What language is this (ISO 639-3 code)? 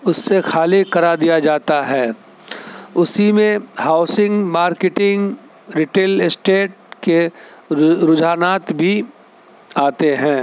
urd